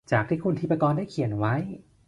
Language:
Thai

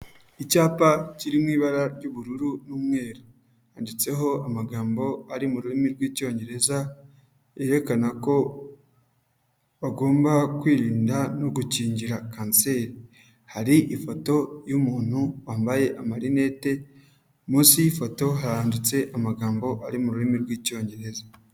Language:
Kinyarwanda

